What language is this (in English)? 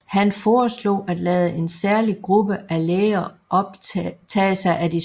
Danish